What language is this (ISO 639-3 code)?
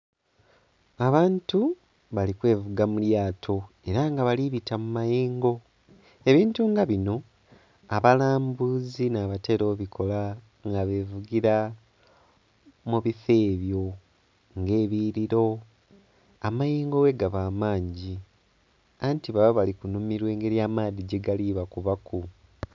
xog